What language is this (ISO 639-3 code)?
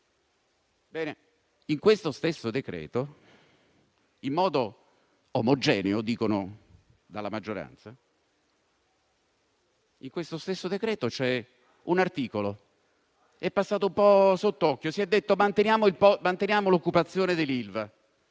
ita